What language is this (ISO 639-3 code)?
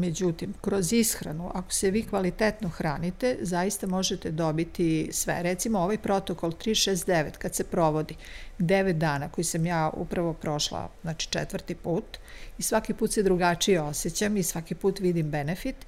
hrv